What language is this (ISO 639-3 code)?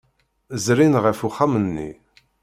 kab